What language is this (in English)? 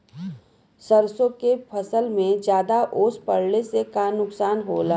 Bhojpuri